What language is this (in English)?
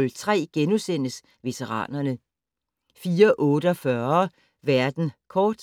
Danish